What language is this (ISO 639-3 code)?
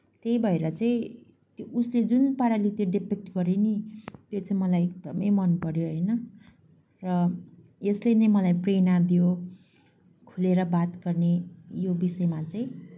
nep